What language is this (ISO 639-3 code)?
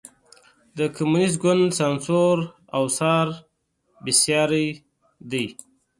pus